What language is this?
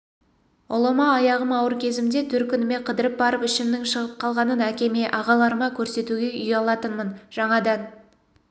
Kazakh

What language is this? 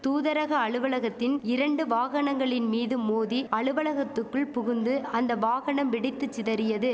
Tamil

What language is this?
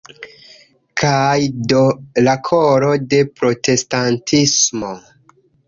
Esperanto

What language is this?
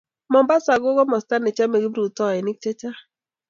Kalenjin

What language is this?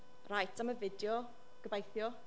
Welsh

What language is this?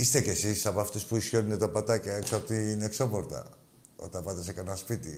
Greek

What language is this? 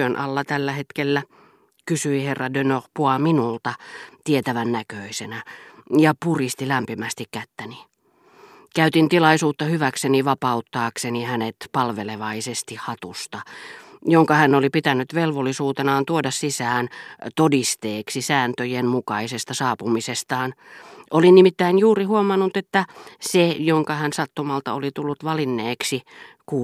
Finnish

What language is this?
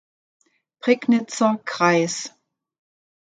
German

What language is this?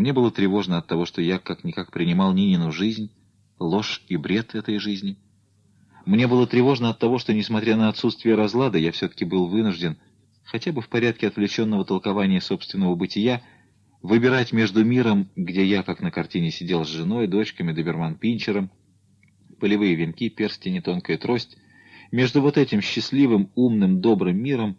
Russian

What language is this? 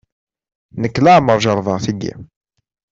Kabyle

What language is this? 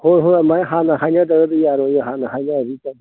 Manipuri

